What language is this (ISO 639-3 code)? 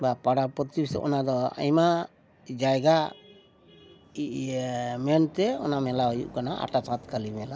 sat